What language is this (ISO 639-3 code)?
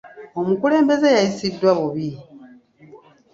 lug